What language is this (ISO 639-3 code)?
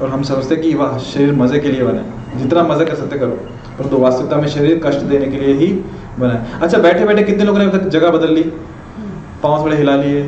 hin